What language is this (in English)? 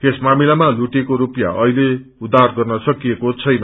Nepali